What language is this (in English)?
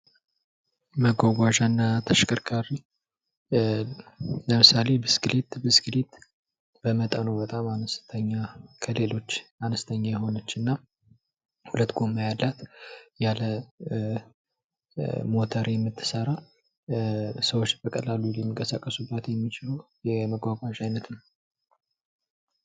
Amharic